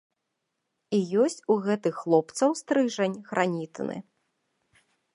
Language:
Belarusian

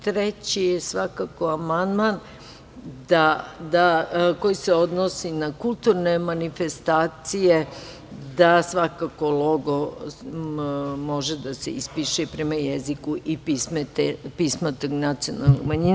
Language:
Serbian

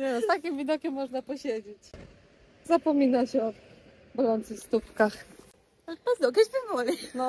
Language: Polish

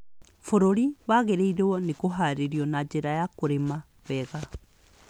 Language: Kikuyu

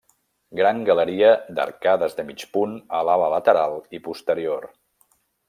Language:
Catalan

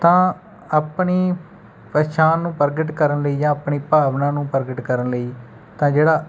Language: Punjabi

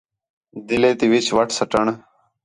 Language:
Khetrani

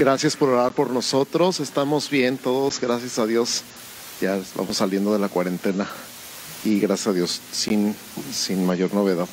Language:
Spanish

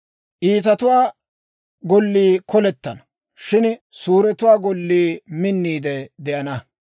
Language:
Dawro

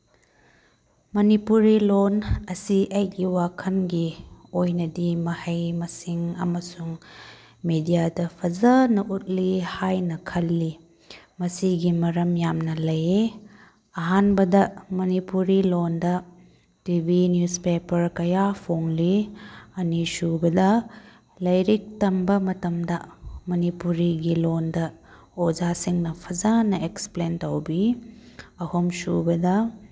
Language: Manipuri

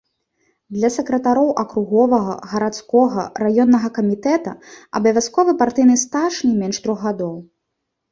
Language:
Belarusian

